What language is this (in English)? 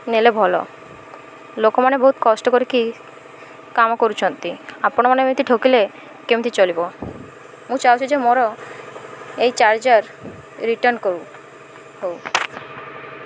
Odia